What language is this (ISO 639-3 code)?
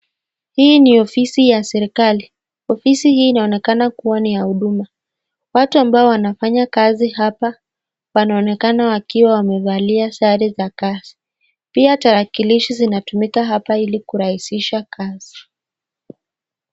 swa